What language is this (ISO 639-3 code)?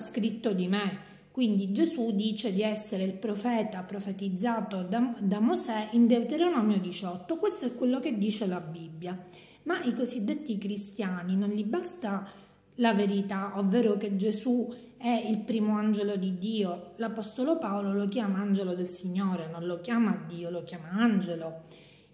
ita